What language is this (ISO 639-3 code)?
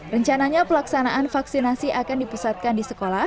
ind